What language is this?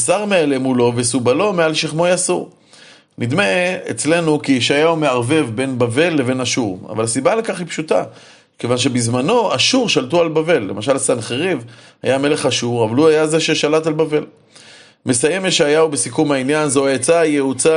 Hebrew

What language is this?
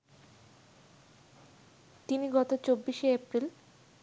Bangla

